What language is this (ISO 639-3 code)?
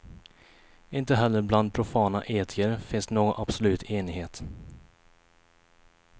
swe